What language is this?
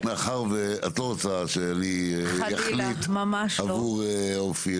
Hebrew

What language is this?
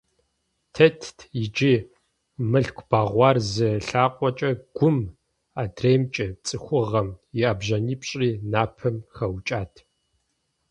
Kabardian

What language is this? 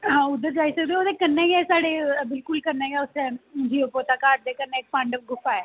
Dogri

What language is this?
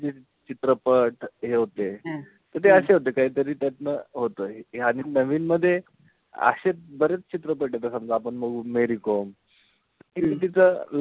Marathi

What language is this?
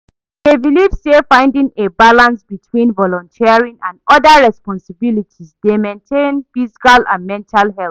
Nigerian Pidgin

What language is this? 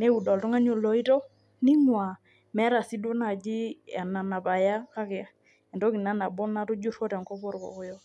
Masai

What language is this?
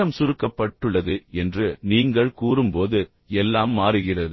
Tamil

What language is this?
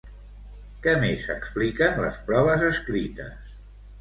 Catalan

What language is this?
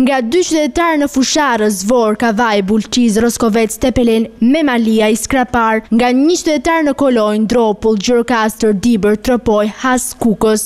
Romanian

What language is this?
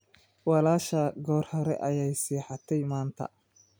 Somali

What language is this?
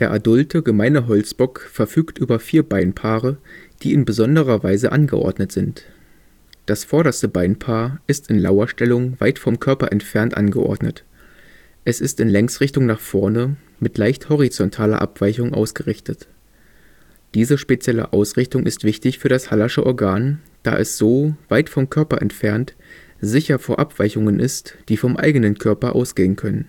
German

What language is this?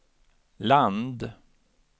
Swedish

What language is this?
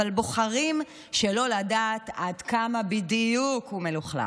Hebrew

